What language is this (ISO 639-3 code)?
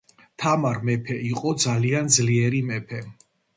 kat